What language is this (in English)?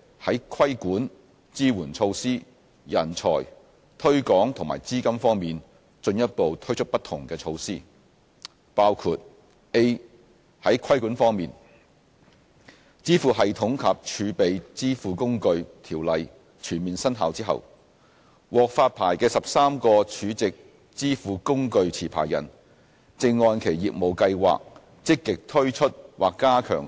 Cantonese